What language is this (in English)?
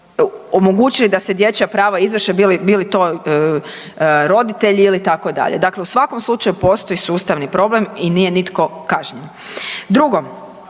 Croatian